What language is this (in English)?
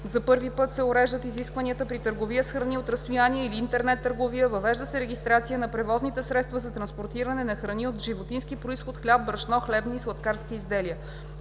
Bulgarian